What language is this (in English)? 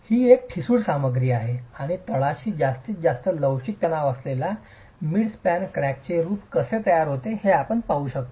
Marathi